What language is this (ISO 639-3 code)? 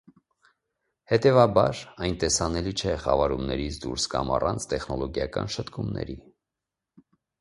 hye